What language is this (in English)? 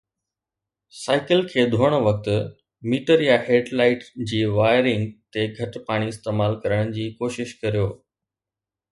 Sindhi